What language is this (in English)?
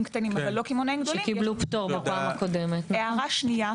Hebrew